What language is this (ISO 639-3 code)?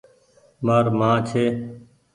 gig